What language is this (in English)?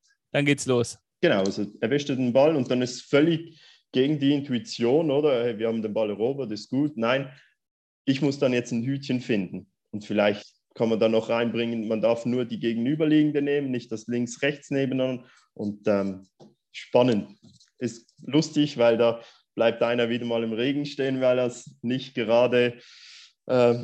German